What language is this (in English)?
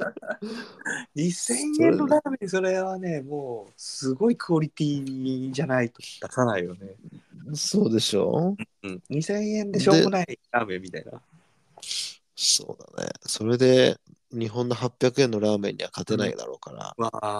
Japanese